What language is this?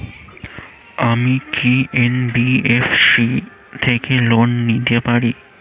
Bangla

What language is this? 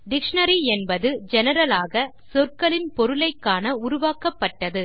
Tamil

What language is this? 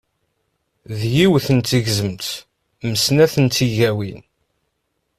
Kabyle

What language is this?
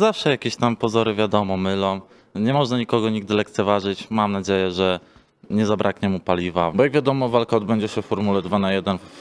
Polish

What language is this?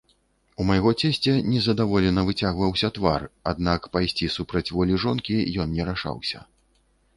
Belarusian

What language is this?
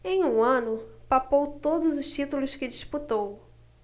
Portuguese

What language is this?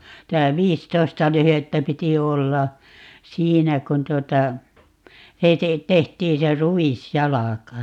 Finnish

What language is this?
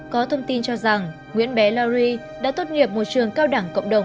Vietnamese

